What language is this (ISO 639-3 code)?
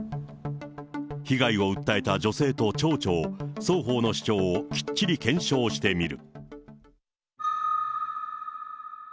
jpn